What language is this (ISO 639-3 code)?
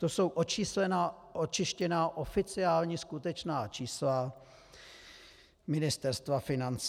ces